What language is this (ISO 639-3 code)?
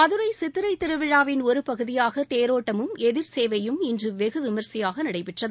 tam